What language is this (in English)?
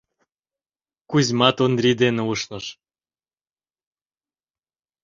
Mari